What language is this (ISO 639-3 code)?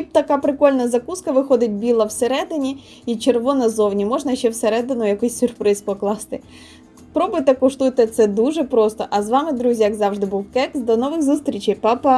ukr